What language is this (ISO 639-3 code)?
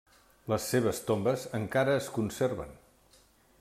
cat